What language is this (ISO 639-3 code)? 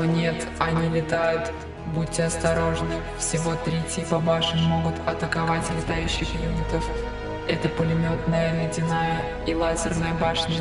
rus